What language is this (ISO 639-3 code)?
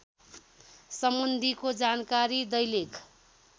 nep